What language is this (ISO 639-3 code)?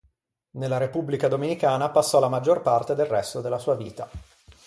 ita